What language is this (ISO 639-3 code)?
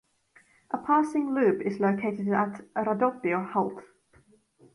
eng